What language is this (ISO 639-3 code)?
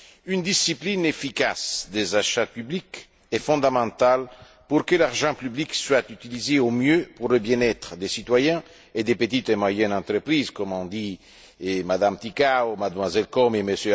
fra